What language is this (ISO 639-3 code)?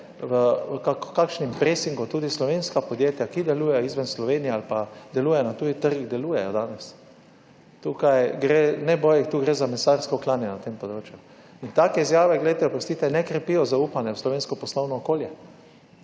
slv